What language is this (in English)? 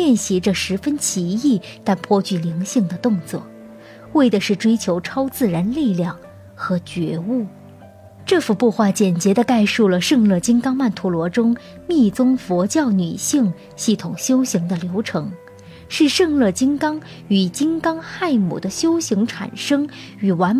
Chinese